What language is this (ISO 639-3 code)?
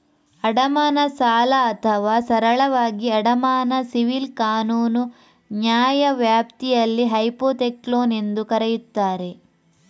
kan